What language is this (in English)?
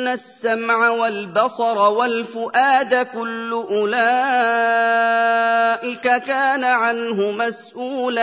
Arabic